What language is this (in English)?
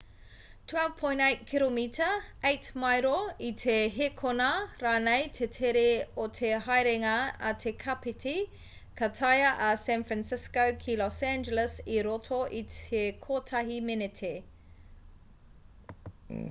Māori